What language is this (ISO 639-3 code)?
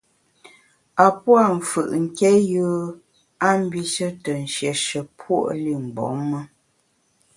bax